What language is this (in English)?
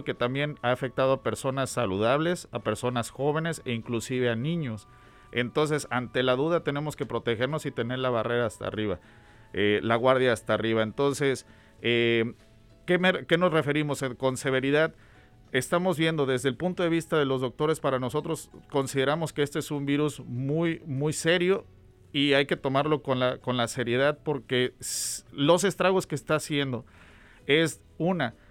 Spanish